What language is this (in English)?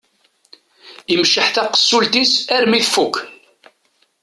Kabyle